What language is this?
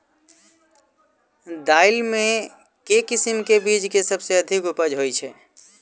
Maithili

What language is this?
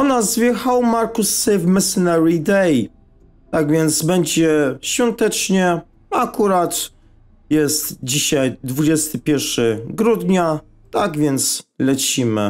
Polish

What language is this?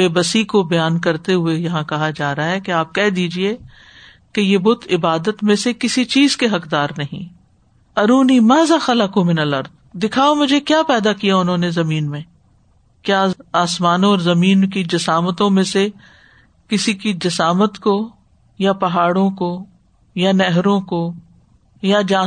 Urdu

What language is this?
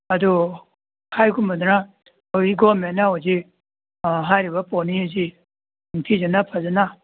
Manipuri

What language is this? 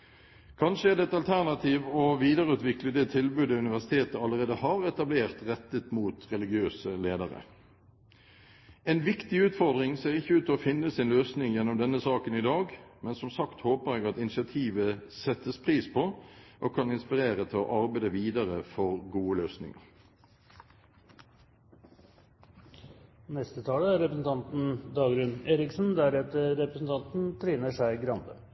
Norwegian Bokmål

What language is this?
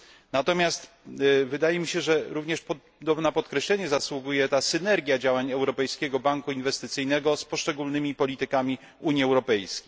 Polish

